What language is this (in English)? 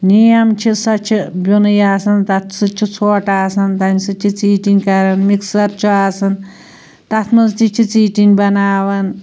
Kashmiri